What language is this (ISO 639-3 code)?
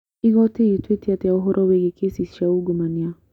kik